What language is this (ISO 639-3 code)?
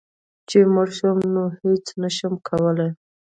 pus